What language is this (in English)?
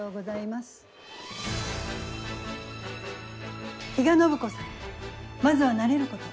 Japanese